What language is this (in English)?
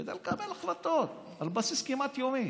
Hebrew